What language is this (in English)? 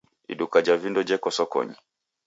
Taita